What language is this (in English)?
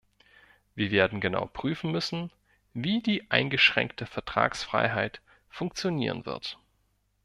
German